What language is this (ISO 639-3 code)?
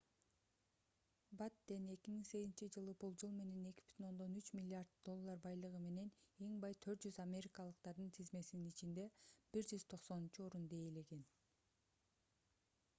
kir